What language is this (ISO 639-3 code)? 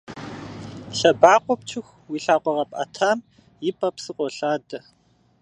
kbd